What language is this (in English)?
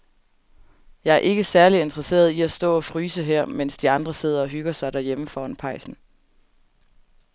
Danish